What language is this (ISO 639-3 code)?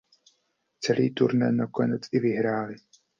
ces